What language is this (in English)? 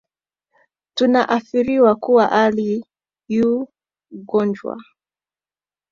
Swahili